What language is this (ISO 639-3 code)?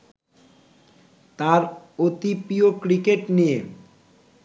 ben